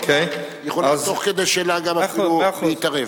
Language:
Hebrew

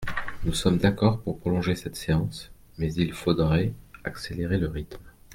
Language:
French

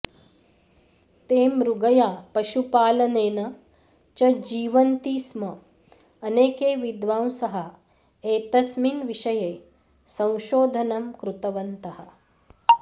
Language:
Sanskrit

